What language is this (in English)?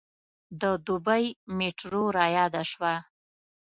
Pashto